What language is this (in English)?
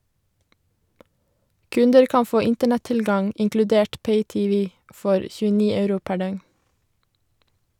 Norwegian